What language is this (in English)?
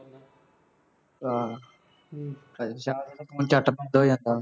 Punjabi